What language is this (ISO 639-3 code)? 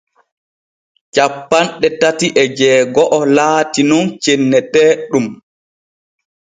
fue